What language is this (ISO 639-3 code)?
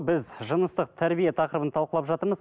kaz